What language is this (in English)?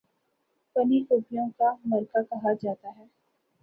Urdu